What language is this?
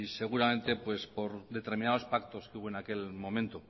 Spanish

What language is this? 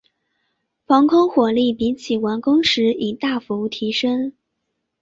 Chinese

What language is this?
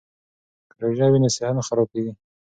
Pashto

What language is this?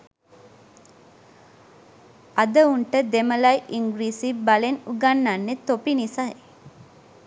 Sinhala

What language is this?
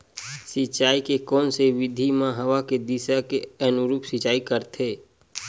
Chhattisgarhi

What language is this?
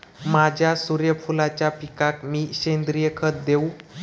Marathi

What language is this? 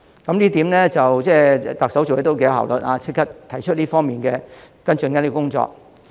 Cantonese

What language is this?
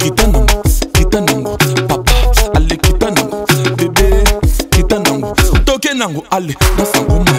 Romanian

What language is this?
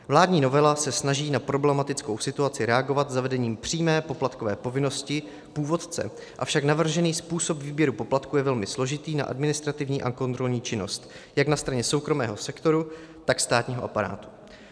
Czech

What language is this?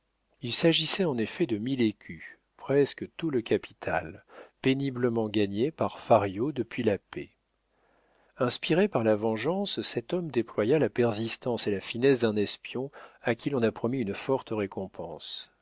French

